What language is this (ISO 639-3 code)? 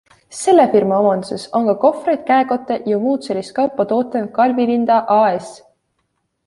est